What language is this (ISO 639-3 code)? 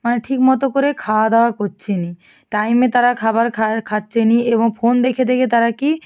ben